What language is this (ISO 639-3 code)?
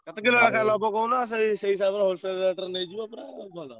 ori